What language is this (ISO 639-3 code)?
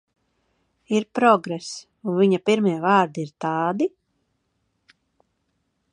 lav